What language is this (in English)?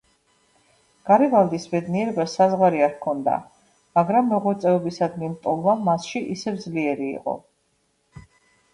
Georgian